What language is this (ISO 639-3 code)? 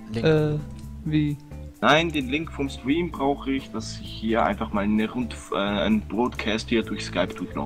deu